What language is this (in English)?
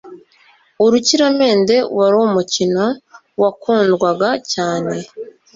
Kinyarwanda